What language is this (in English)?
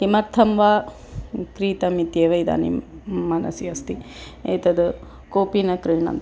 Sanskrit